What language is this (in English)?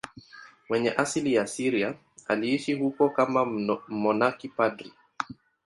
Swahili